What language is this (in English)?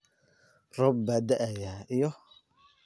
Somali